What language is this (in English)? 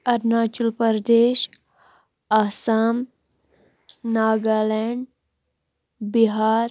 Kashmiri